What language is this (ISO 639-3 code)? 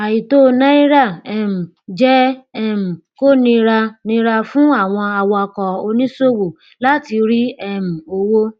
yor